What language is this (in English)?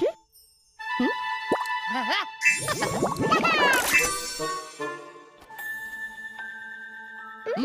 English